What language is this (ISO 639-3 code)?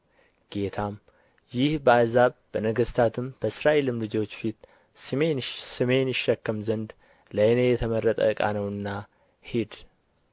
amh